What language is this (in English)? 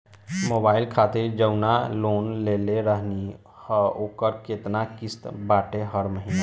Bhojpuri